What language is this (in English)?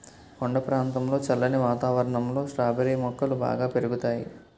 Telugu